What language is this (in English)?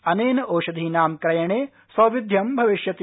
Sanskrit